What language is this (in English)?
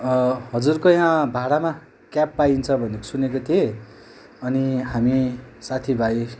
Nepali